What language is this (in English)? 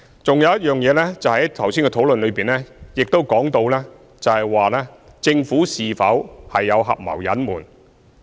Cantonese